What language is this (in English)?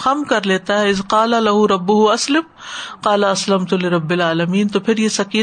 Urdu